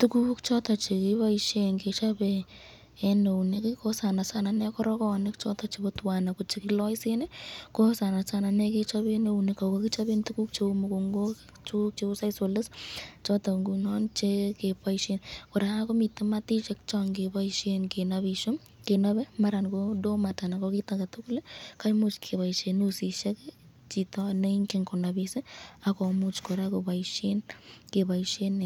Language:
Kalenjin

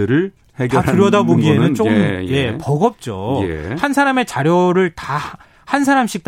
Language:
Korean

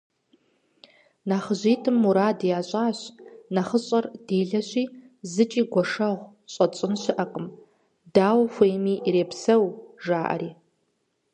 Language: Kabardian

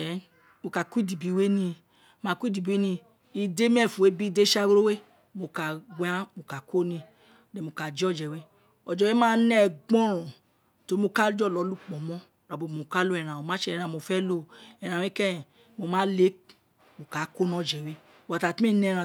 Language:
Isekiri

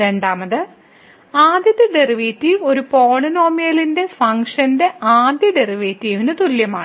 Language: Malayalam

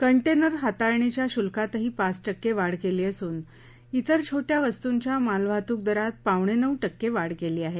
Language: Marathi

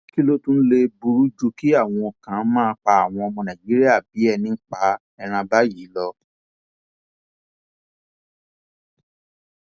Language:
Yoruba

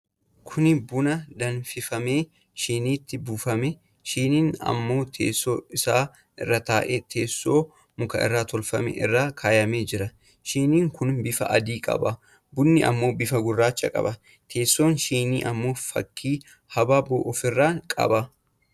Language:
Oromo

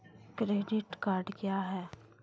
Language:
Maithili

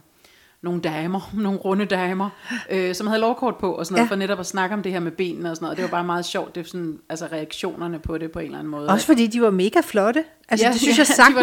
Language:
Danish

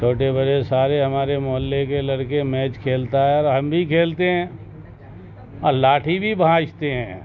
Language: Urdu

